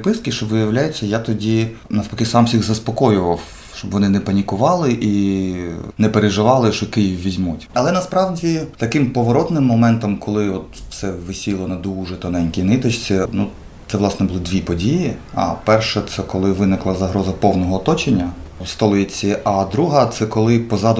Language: Ukrainian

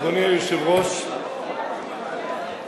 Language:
Hebrew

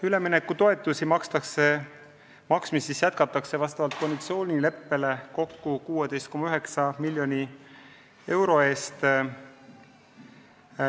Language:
Estonian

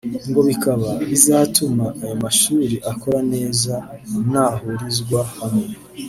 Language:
Kinyarwanda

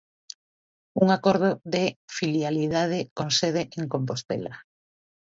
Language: Galician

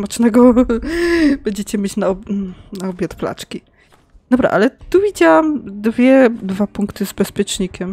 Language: Polish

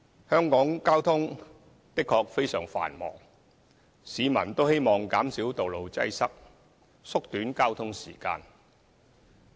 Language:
Cantonese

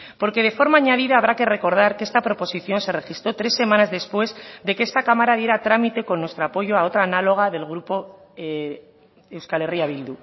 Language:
Spanish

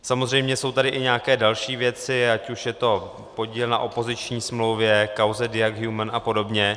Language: Czech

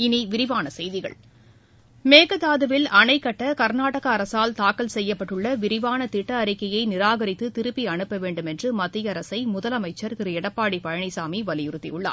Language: Tamil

